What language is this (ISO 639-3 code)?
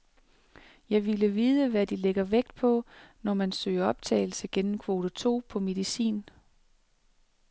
dan